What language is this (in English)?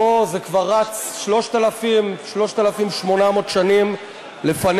Hebrew